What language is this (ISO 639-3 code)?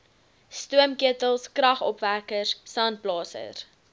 afr